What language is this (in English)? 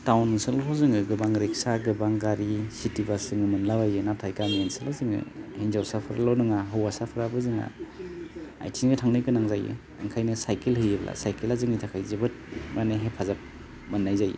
Bodo